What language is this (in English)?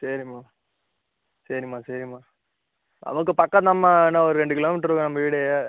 Tamil